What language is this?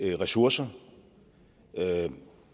Danish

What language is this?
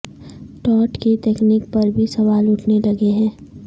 Urdu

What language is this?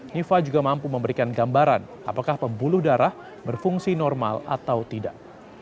Indonesian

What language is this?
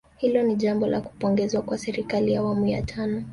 Swahili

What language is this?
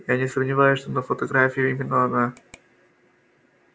Russian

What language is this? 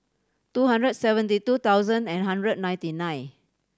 English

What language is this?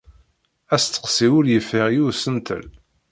Kabyle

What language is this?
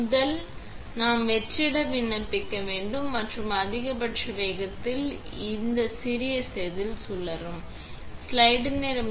Tamil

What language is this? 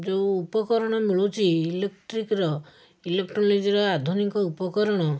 Odia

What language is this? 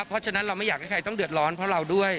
Thai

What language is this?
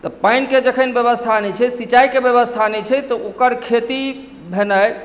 Maithili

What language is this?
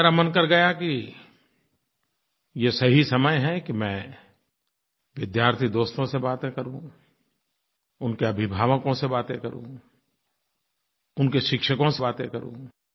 Hindi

